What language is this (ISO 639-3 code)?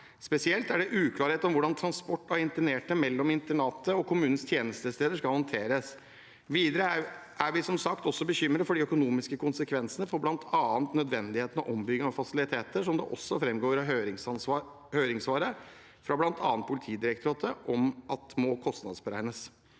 nor